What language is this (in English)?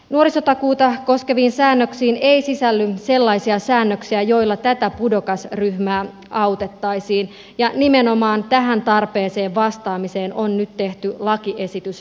Finnish